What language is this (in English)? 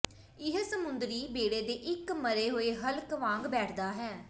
Punjabi